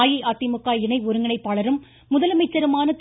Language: Tamil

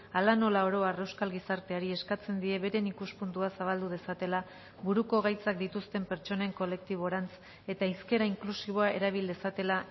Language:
Basque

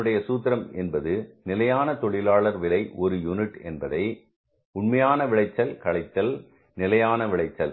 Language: Tamil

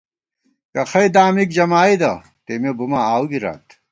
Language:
Gawar-Bati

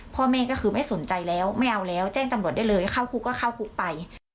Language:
Thai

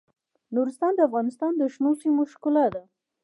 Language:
Pashto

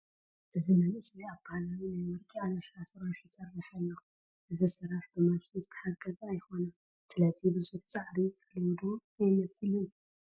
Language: Tigrinya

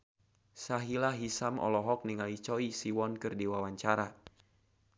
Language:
Sundanese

